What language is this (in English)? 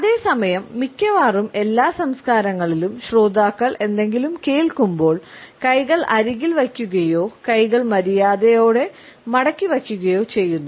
Malayalam